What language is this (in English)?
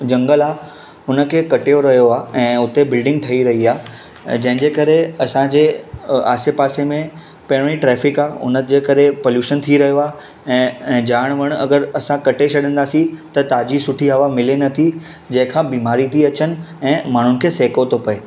Sindhi